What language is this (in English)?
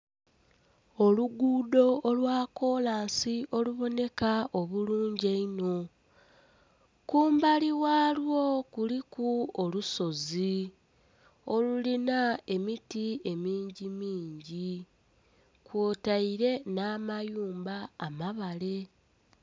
Soga